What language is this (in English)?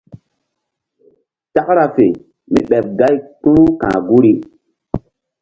Mbum